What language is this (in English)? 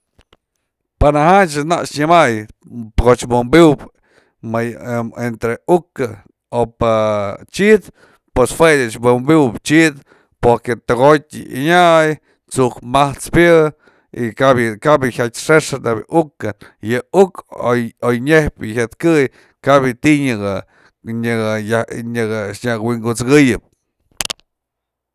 Mazatlán Mixe